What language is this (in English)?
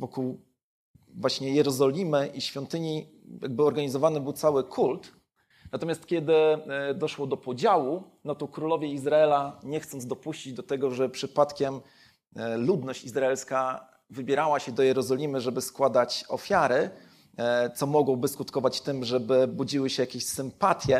Polish